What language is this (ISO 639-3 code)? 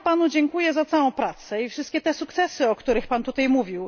pol